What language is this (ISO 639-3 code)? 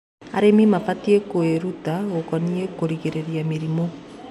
kik